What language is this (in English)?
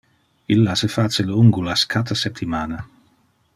Interlingua